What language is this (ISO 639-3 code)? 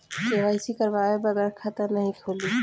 bho